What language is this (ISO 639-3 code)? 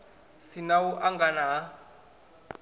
ven